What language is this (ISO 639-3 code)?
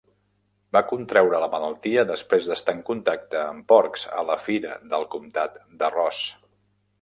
cat